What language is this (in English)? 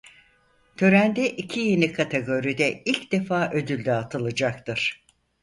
Turkish